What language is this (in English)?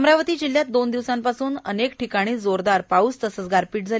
Marathi